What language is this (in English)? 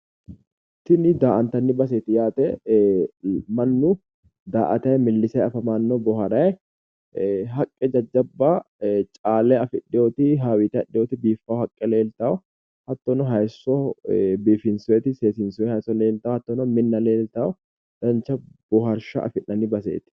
Sidamo